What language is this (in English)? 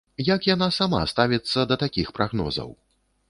Belarusian